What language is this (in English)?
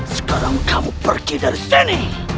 Indonesian